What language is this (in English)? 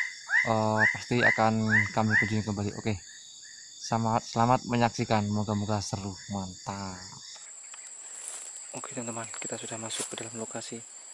Indonesian